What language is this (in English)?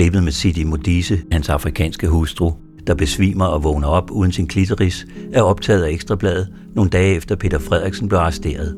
Danish